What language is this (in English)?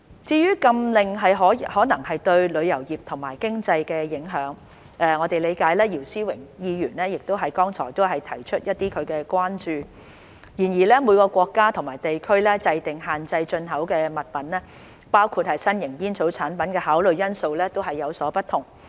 Cantonese